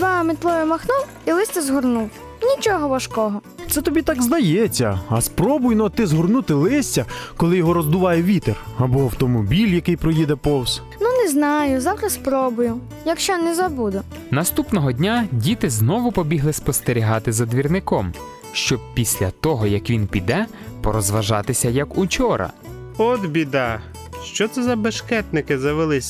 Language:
Ukrainian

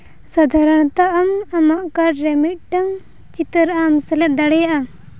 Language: Santali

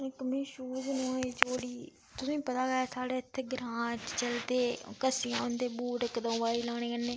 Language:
Dogri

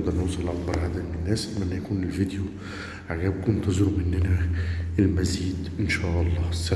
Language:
Arabic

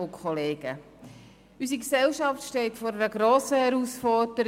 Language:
Swiss German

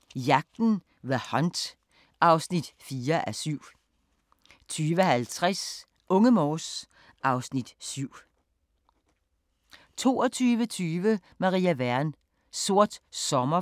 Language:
Danish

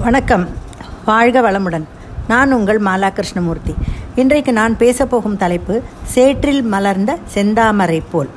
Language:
Tamil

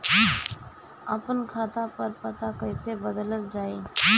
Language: Bhojpuri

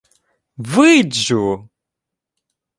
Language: Ukrainian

